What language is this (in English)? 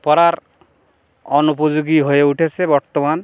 Bangla